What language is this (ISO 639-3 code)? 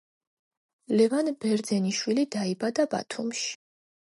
kat